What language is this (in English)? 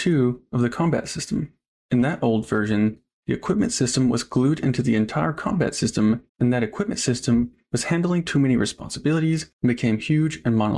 English